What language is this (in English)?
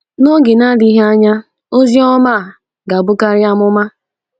Igbo